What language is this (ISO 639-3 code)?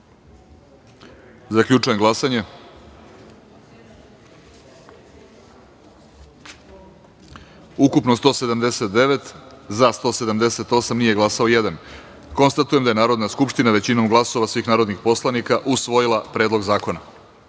srp